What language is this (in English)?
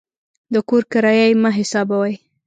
Pashto